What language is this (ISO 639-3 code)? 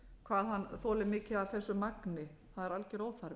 isl